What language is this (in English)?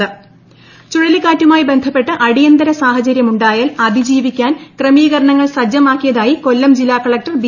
Malayalam